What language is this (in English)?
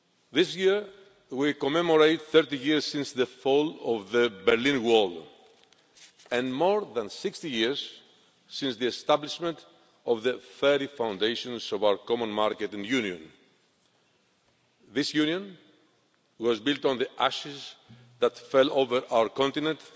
English